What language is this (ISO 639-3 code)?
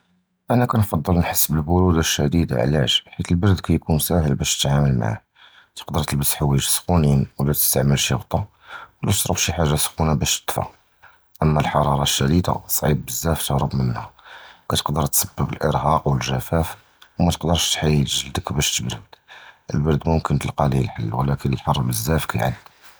jrb